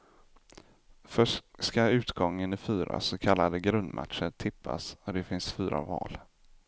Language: Swedish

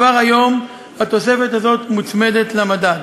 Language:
Hebrew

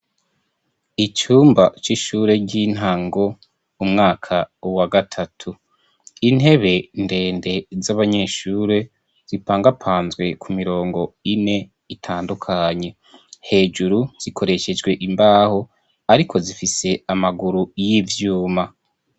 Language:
Rundi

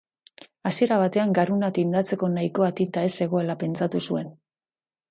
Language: Basque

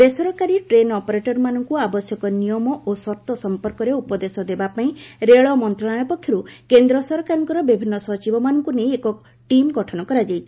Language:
Odia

